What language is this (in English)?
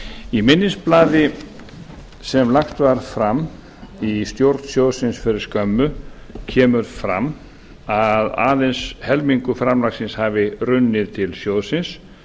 Icelandic